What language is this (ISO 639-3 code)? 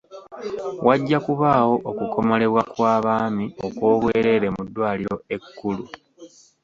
lug